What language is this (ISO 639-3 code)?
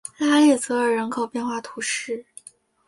zho